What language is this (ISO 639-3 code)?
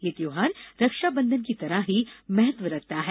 hin